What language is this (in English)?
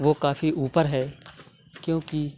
Urdu